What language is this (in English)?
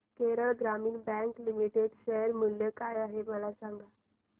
Marathi